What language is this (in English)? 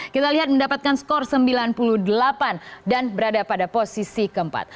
Indonesian